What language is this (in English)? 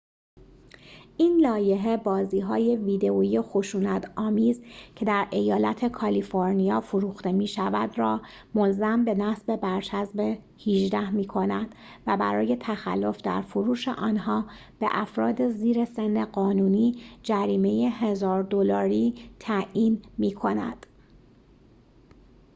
Persian